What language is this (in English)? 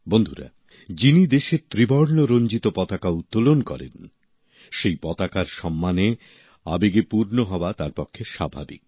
Bangla